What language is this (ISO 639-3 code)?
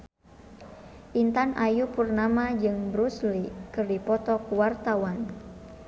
sun